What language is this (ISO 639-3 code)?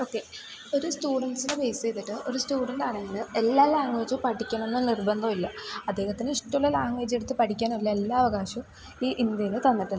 mal